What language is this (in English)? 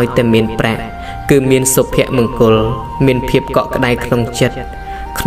Thai